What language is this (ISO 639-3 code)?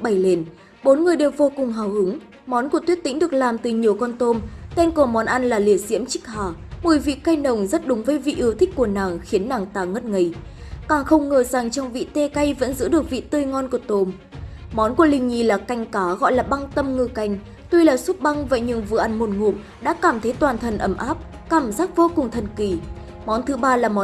vie